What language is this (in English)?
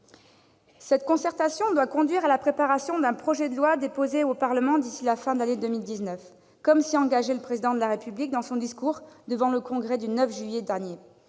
French